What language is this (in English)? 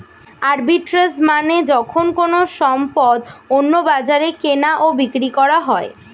Bangla